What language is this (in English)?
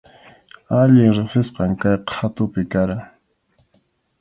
Arequipa-La Unión Quechua